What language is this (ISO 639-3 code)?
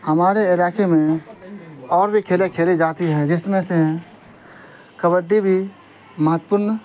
urd